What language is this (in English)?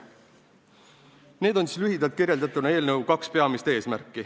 Estonian